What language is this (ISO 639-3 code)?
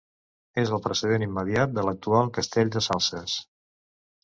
cat